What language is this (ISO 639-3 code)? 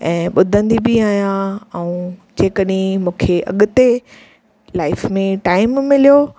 snd